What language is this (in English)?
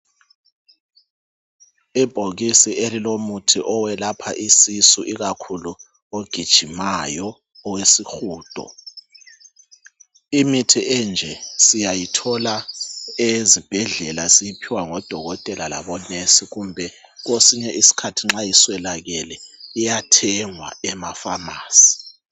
North Ndebele